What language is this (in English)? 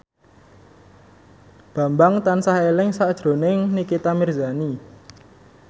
Javanese